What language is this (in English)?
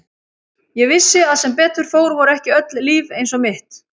Icelandic